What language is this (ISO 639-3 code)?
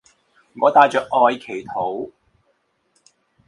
zho